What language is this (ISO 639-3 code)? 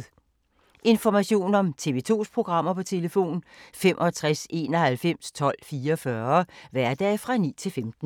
dan